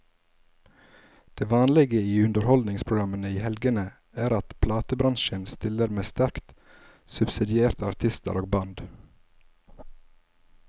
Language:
Norwegian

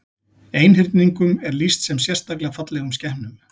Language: Icelandic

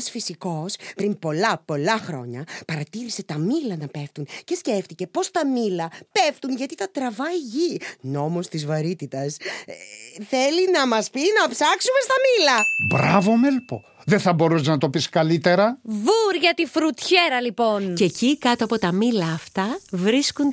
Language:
Greek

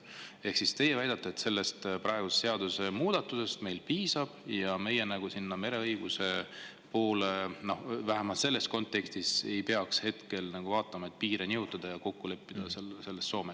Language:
Estonian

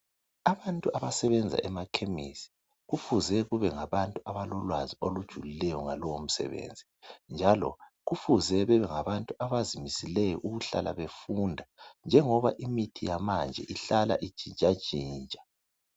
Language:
North Ndebele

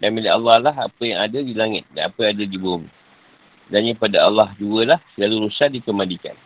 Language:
Malay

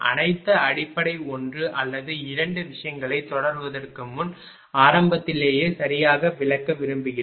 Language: Tamil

